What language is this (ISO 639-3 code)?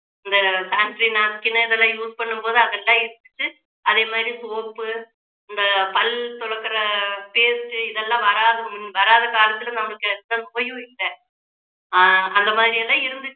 tam